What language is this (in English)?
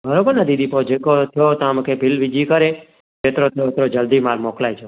Sindhi